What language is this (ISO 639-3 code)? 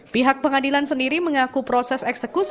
ind